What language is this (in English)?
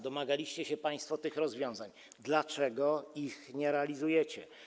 Polish